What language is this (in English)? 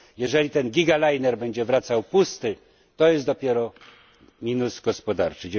Polish